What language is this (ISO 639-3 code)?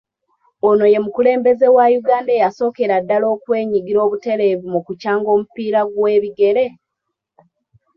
lug